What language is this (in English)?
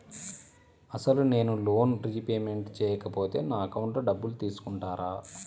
Telugu